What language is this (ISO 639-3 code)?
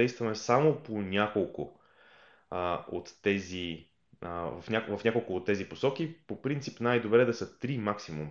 bul